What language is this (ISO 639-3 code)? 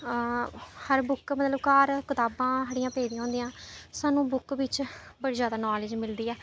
doi